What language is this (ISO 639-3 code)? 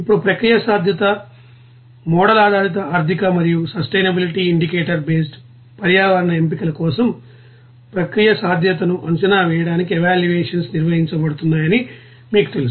tel